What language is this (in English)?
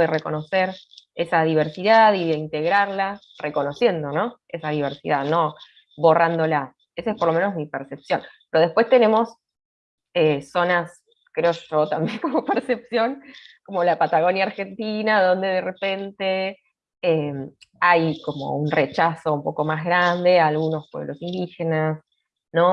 Spanish